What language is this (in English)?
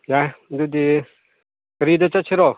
Manipuri